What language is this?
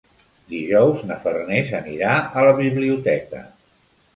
Catalan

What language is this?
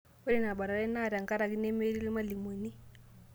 Masai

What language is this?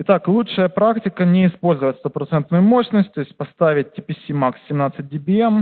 Russian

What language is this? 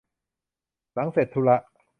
Thai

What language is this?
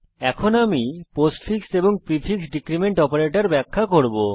Bangla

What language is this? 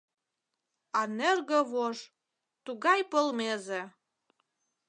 Mari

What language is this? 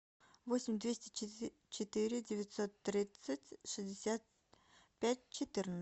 Russian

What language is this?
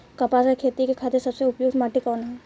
Bhojpuri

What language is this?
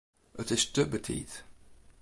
Western Frisian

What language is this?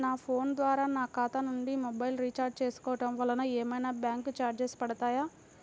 Telugu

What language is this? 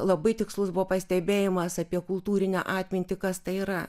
Lithuanian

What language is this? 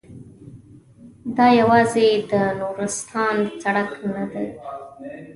Pashto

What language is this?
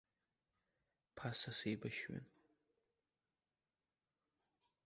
Abkhazian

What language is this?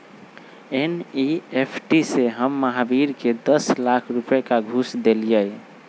Magahi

